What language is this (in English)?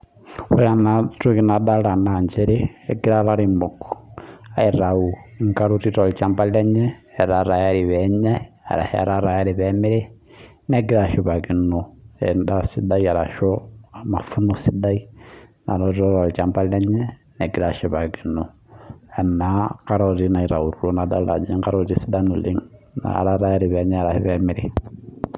Masai